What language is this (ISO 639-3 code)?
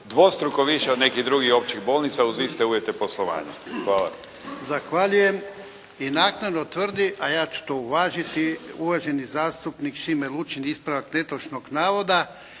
hrv